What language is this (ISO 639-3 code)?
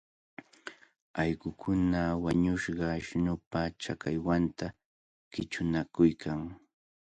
qvl